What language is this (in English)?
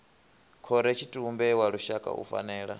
Venda